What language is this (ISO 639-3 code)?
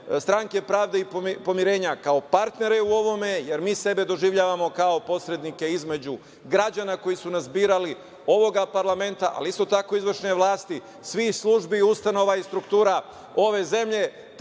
srp